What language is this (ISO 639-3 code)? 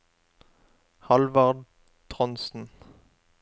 nor